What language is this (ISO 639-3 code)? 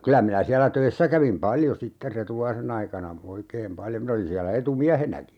fin